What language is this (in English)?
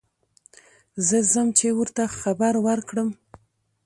Pashto